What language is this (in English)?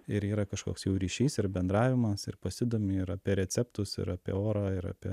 Lithuanian